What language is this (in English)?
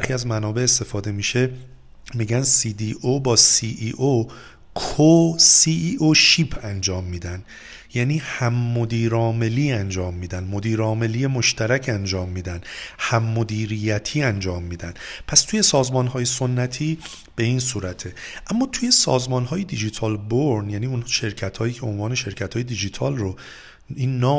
Persian